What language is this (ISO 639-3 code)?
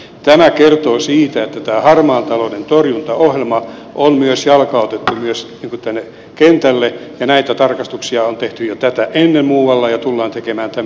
fin